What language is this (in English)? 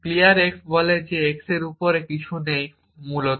Bangla